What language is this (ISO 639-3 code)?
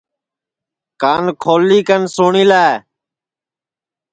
ssi